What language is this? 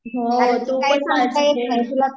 Marathi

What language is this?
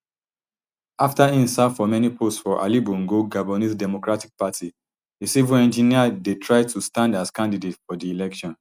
Nigerian Pidgin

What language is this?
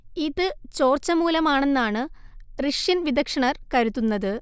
Malayalam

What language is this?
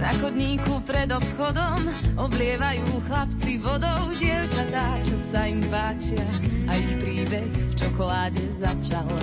Slovak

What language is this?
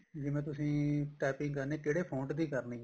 Punjabi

